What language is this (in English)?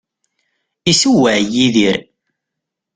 Kabyle